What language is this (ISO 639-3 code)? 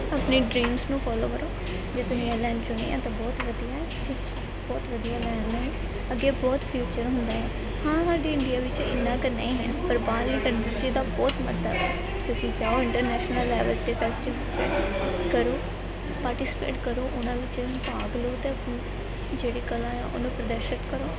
pan